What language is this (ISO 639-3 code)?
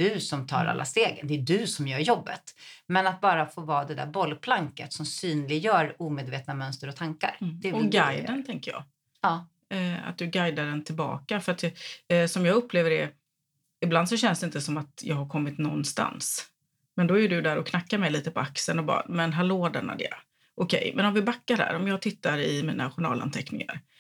swe